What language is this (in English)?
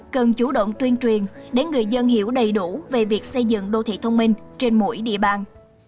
Vietnamese